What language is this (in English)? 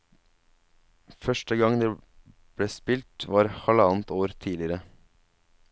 Norwegian